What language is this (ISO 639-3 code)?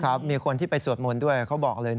tha